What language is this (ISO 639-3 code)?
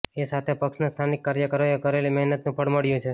guj